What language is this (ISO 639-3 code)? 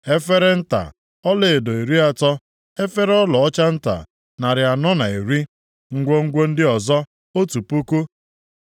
ibo